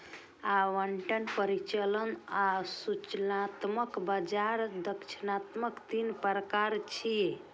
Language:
Maithili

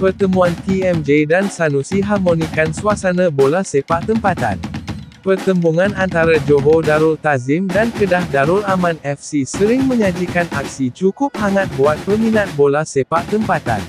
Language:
Malay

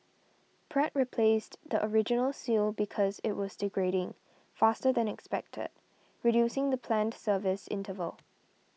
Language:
English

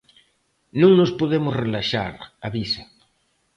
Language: Galician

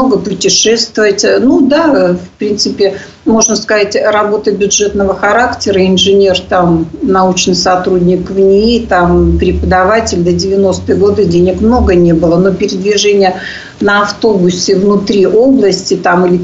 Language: Russian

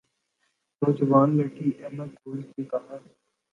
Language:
Urdu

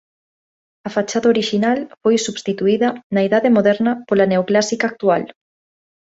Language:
Galician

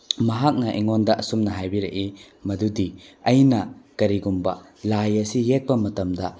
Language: Manipuri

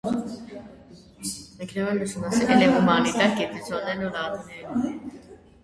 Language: Armenian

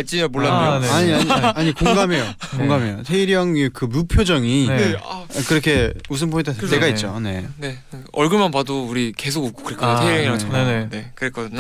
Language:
Korean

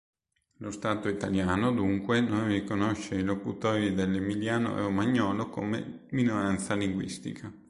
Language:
Italian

